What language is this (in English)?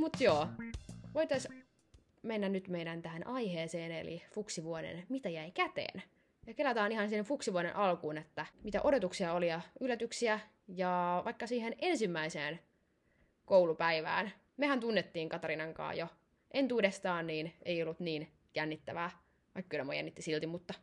Finnish